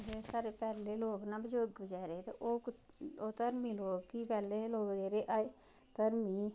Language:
Dogri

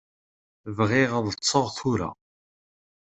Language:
Kabyle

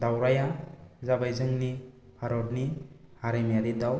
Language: Bodo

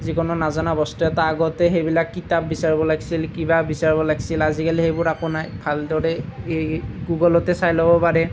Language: Assamese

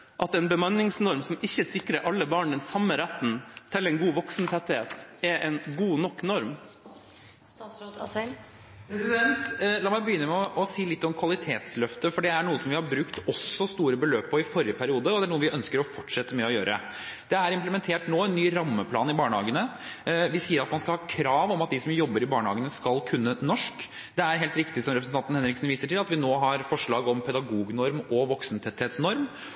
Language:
Norwegian Bokmål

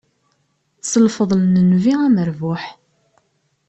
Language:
Kabyle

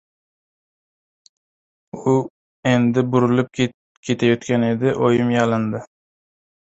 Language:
Uzbek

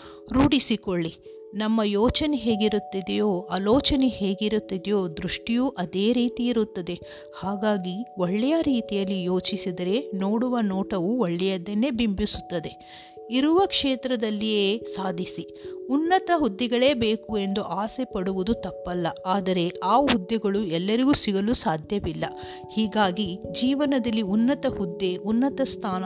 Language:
Kannada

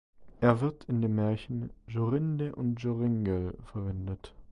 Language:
German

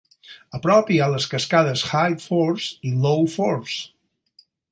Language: Catalan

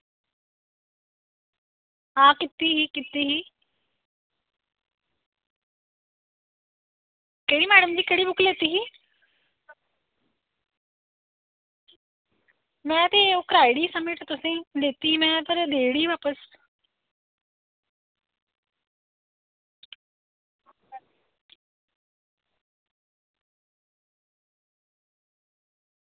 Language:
Dogri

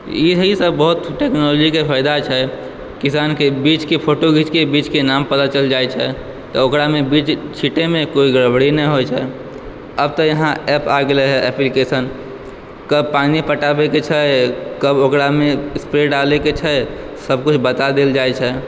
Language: Maithili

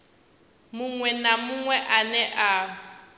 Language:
Venda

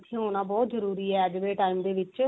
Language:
Punjabi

